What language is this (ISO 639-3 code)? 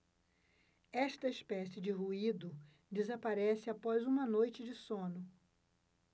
por